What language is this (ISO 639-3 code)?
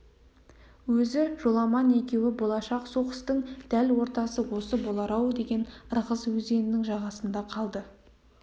kaz